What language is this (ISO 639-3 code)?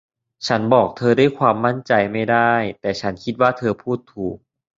tha